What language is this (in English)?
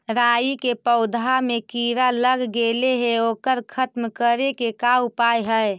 Magahi